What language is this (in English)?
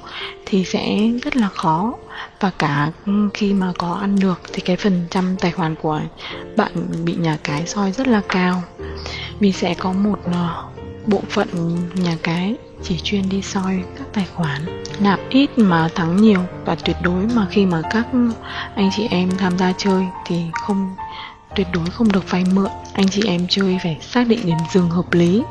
Vietnamese